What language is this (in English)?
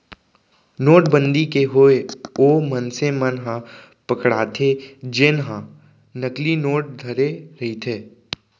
Chhattisgarhi